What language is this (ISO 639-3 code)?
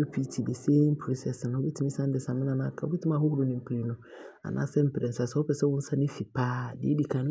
abr